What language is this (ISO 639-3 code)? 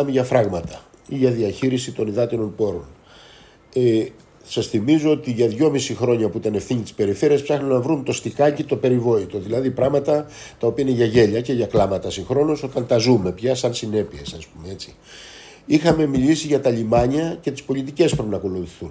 ell